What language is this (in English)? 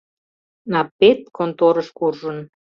Mari